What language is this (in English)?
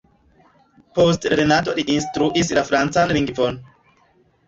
Esperanto